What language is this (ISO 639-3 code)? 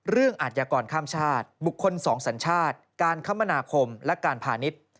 tha